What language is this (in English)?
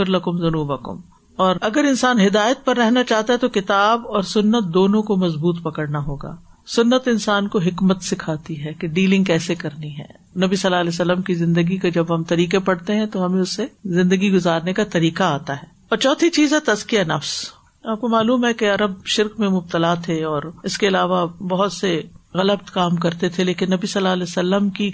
Urdu